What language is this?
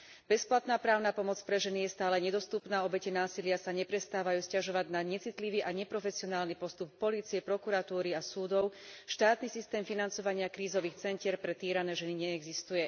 Slovak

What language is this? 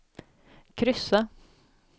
Swedish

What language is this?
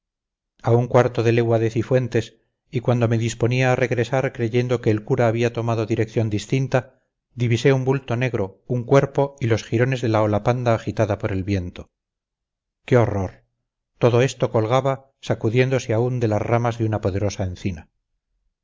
Spanish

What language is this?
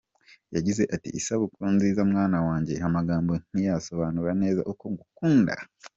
Kinyarwanda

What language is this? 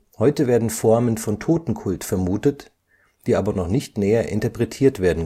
German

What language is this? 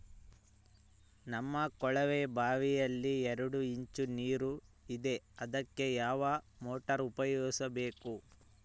Kannada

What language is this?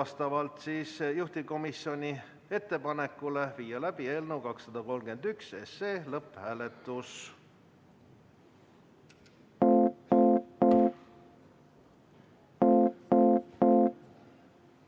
Estonian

